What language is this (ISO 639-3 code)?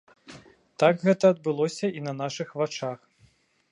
bel